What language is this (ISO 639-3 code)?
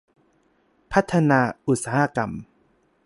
tha